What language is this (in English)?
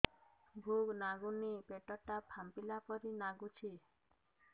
Odia